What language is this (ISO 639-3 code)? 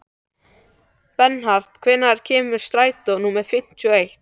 isl